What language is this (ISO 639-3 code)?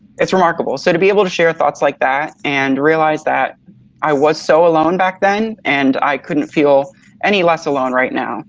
eng